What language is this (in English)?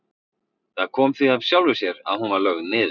Icelandic